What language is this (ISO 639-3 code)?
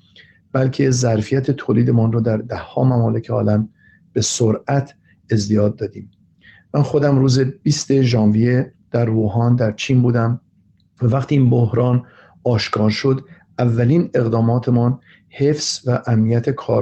fas